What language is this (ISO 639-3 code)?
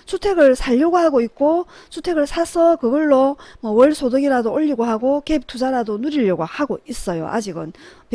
kor